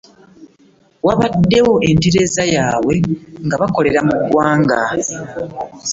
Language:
Ganda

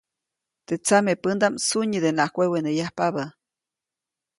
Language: Copainalá Zoque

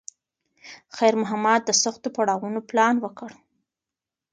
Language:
Pashto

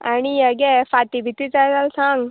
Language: Konkani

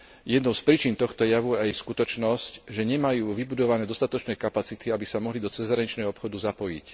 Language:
Slovak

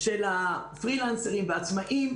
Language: Hebrew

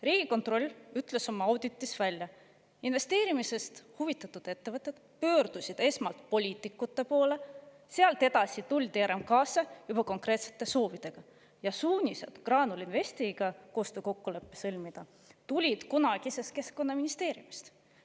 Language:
Estonian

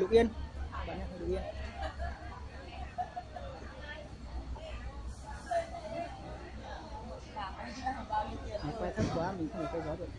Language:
Vietnamese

